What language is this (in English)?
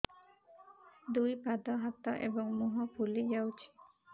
Odia